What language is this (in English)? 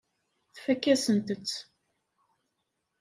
Kabyle